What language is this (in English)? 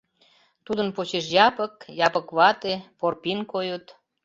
Mari